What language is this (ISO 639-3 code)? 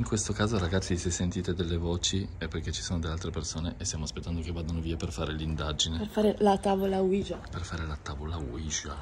ita